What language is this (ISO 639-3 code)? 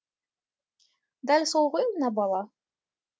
kaz